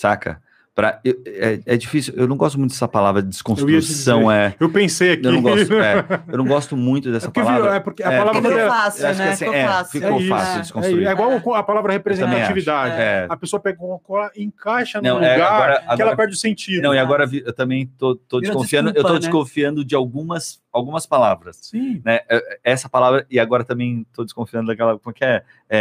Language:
Portuguese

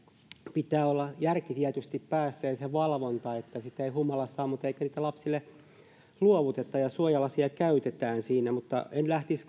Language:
Finnish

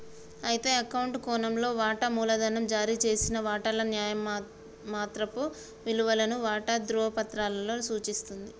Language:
Telugu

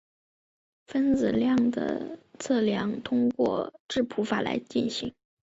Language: Chinese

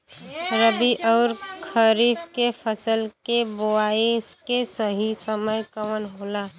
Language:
Bhojpuri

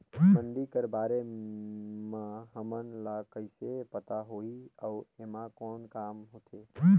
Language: Chhattisgarhi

